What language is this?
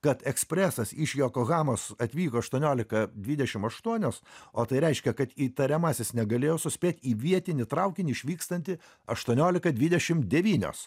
Lithuanian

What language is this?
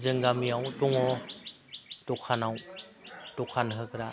Bodo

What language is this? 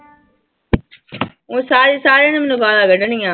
Punjabi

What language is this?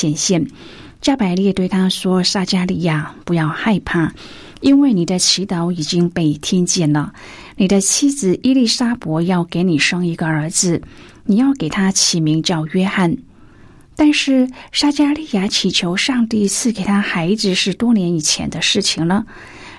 Chinese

